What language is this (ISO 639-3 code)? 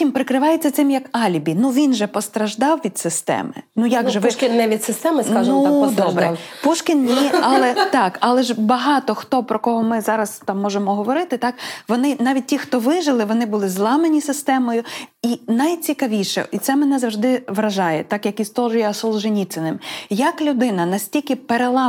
ukr